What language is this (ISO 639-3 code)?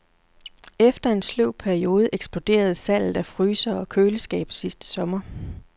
dan